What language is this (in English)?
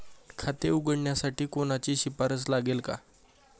Marathi